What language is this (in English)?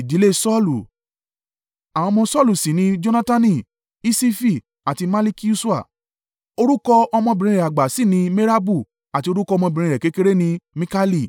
Yoruba